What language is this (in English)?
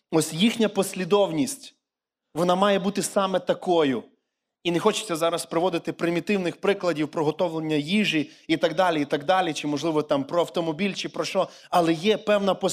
Ukrainian